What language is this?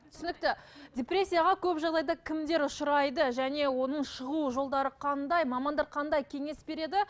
Kazakh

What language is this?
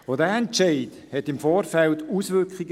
Swiss German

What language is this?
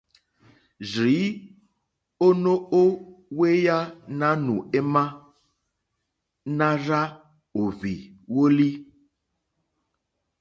Mokpwe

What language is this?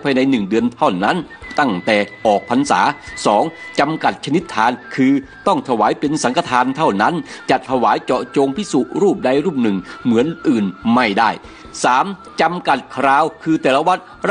Thai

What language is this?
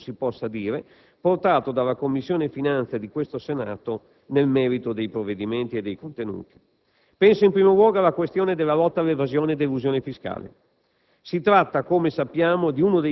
Italian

